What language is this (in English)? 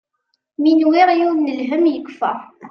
Kabyle